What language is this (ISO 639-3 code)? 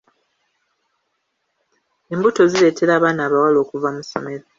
lug